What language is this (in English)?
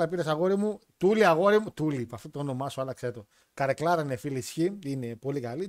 Greek